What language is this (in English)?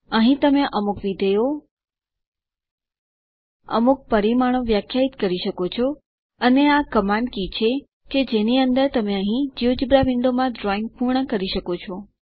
Gujarati